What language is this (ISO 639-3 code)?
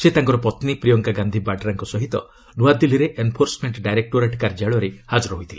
ori